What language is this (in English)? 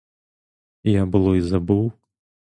Ukrainian